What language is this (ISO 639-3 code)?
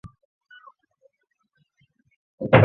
zho